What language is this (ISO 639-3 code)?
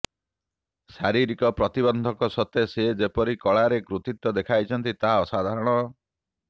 ori